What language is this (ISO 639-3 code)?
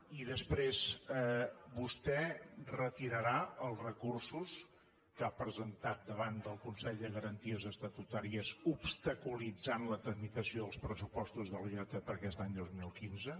cat